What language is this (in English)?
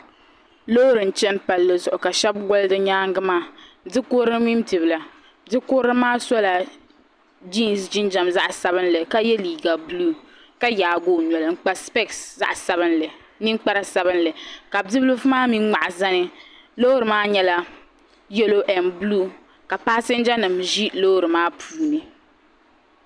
Dagbani